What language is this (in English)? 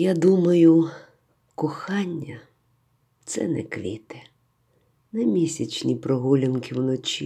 Ukrainian